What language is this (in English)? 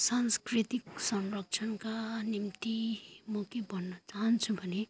Nepali